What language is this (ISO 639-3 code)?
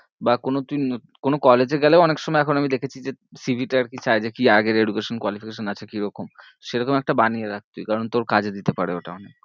ben